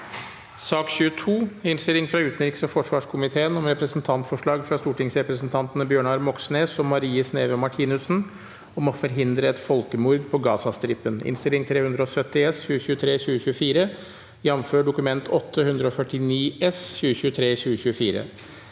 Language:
Norwegian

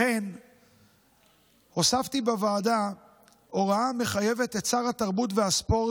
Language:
Hebrew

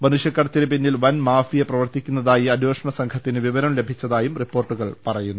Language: Malayalam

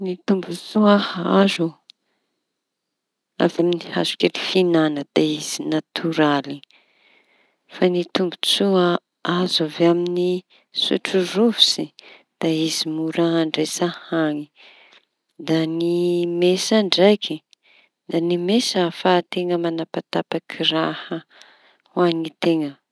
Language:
Tanosy Malagasy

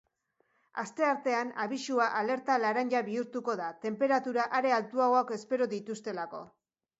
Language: Basque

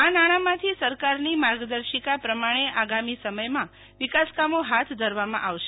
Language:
Gujarati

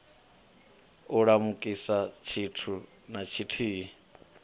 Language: Venda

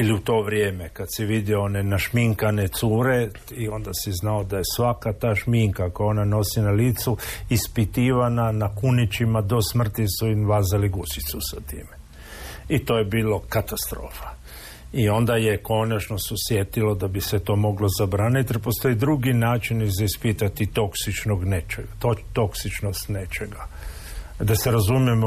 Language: Croatian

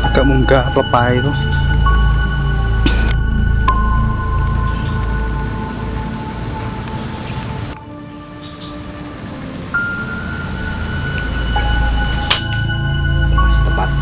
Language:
Indonesian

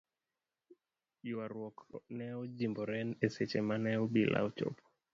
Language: Luo (Kenya and Tanzania)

